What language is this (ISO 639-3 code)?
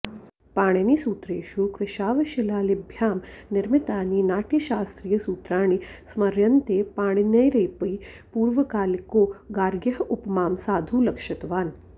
san